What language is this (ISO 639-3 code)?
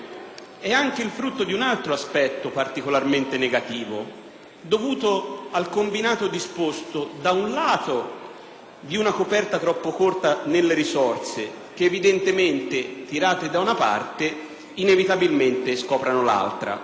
ita